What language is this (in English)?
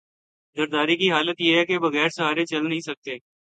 Urdu